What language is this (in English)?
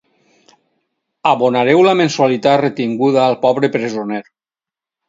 Catalan